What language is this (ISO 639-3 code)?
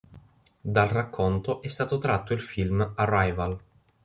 ita